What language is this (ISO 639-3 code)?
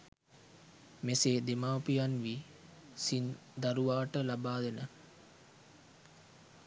sin